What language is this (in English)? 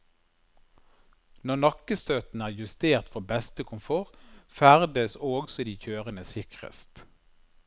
Norwegian